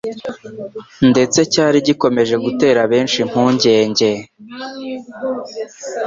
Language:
Kinyarwanda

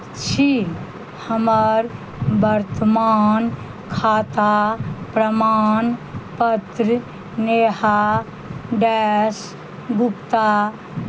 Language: Maithili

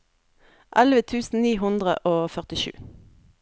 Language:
Norwegian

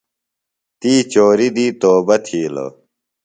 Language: Phalura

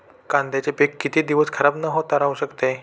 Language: Marathi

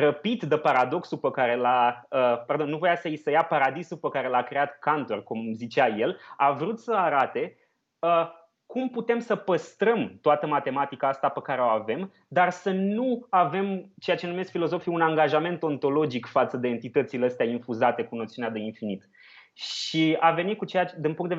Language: Romanian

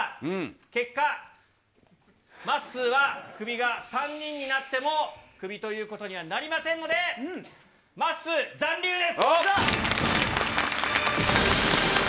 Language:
Japanese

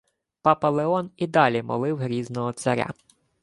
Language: Ukrainian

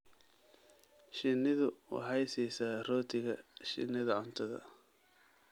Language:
Somali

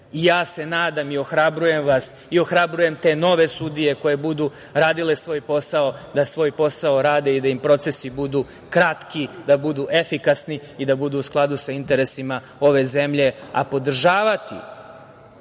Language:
Serbian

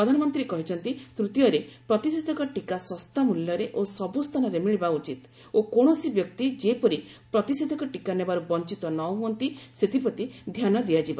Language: Odia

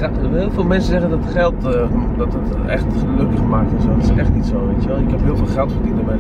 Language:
Dutch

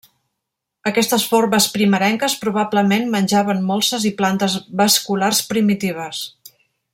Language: Catalan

